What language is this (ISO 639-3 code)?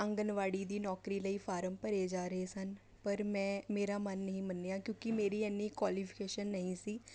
pan